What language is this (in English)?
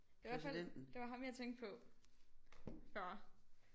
Danish